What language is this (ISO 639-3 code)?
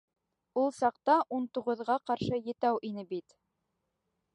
bak